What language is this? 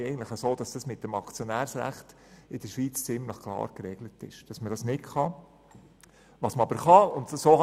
Swiss German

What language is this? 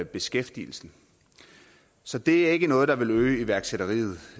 Danish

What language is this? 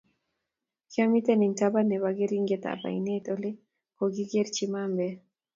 Kalenjin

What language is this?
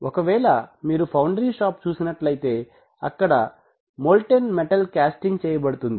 Telugu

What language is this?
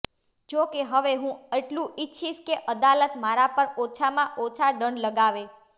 Gujarati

